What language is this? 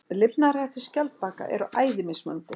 Icelandic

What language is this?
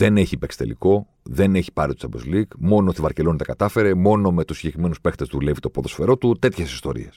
Greek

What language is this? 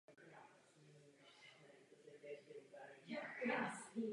Czech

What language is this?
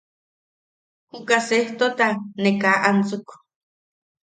Yaqui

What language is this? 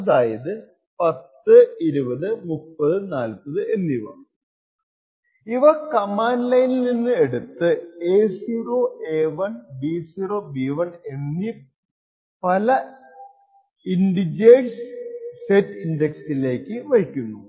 Malayalam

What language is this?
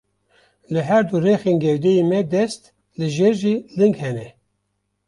Kurdish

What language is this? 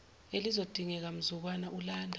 Zulu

